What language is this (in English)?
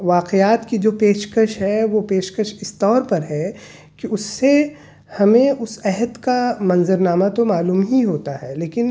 Urdu